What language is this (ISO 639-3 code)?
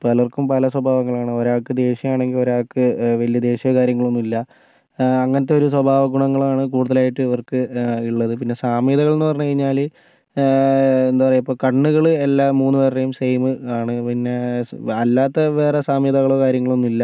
mal